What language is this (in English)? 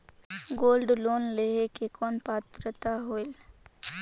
Chhattisgarhi